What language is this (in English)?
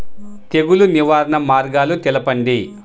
Telugu